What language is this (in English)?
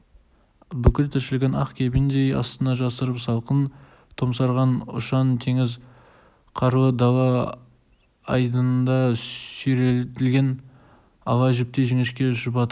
Kazakh